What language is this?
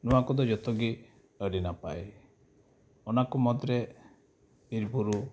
Santali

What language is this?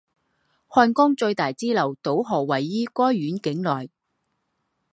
Chinese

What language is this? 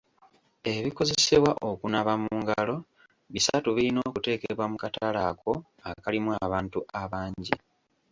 Ganda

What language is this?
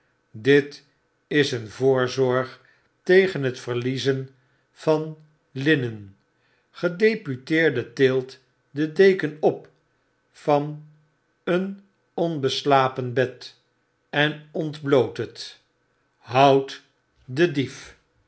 Dutch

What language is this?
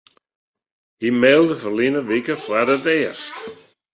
Western Frisian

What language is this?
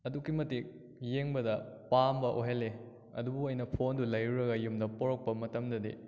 Manipuri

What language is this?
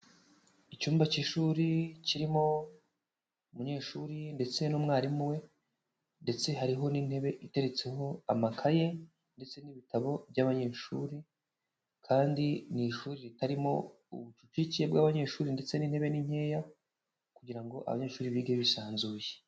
Kinyarwanda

